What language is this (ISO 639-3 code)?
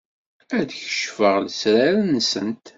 kab